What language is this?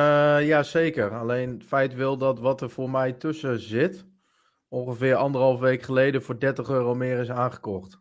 Dutch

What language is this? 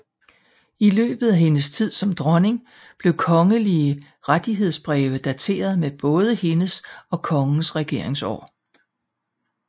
Danish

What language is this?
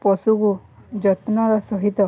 Odia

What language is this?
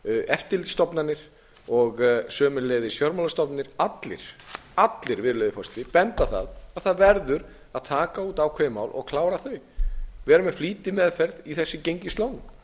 Icelandic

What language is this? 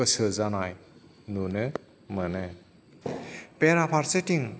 Bodo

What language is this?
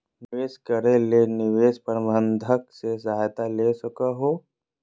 Magahi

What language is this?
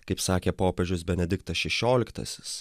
Lithuanian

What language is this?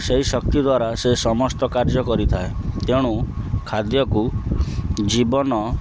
Odia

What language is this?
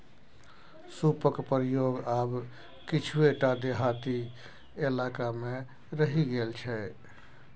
Maithili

